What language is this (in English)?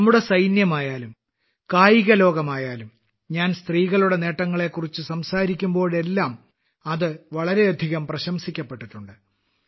Malayalam